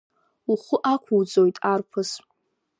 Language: Abkhazian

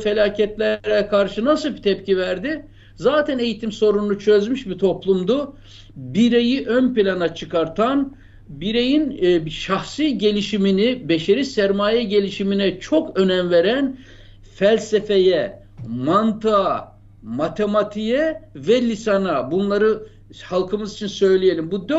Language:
Turkish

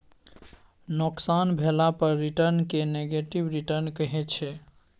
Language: Maithili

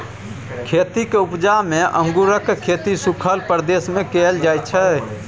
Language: Maithili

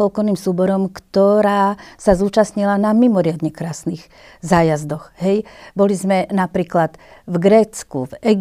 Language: Slovak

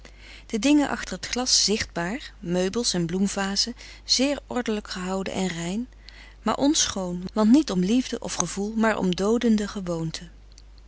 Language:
Dutch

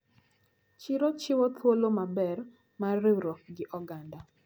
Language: Luo (Kenya and Tanzania)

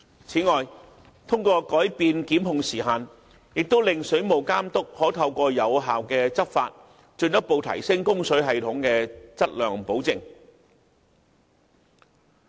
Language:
Cantonese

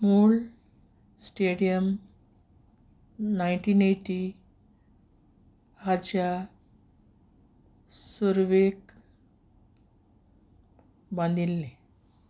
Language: Konkani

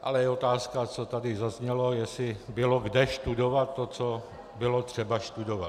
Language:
Czech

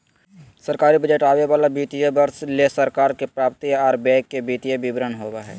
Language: Magahi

